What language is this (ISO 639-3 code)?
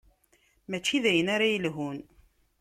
kab